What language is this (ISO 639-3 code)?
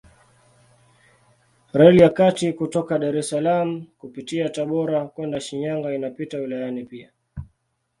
swa